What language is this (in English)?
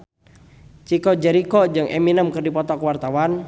Sundanese